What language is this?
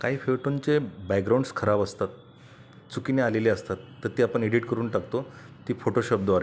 Marathi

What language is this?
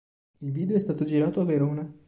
Italian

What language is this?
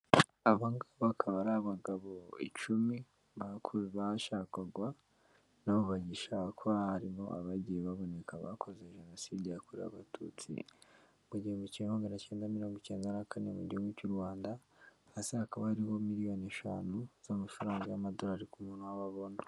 Kinyarwanda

